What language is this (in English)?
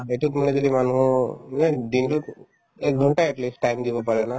Assamese